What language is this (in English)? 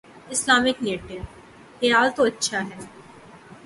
Urdu